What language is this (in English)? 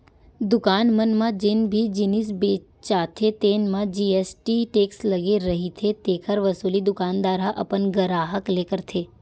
Chhattisgarhi